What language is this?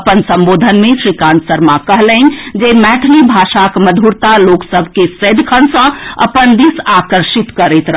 Maithili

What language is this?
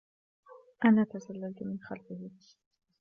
Arabic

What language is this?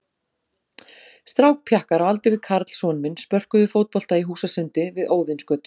Icelandic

